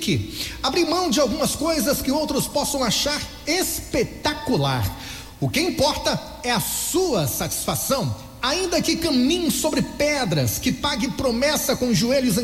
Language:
Portuguese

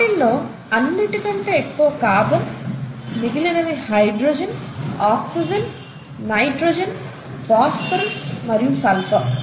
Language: Telugu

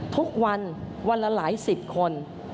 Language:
Thai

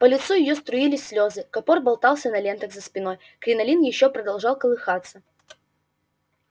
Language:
Russian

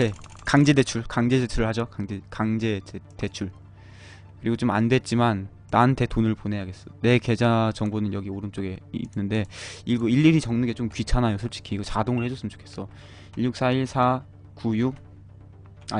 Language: Korean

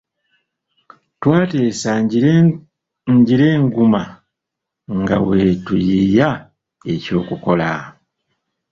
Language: Ganda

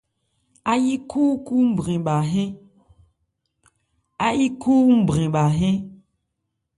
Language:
Ebrié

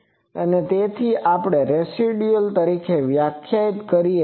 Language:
Gujarati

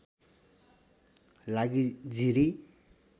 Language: Nepali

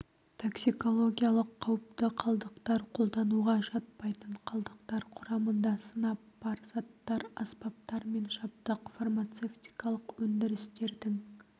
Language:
Kazakh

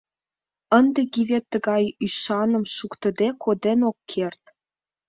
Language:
Mari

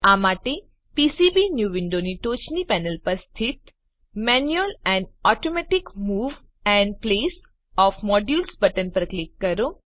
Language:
Gujarati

